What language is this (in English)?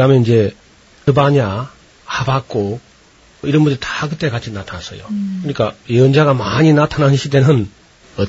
Korean